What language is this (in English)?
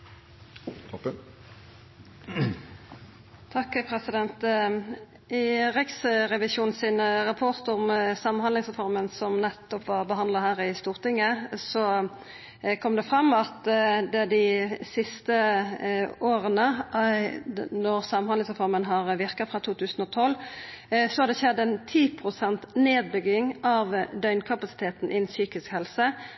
Norwegian